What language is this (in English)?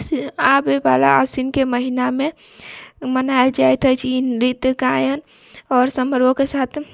Maithili